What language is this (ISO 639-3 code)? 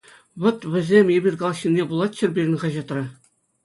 chv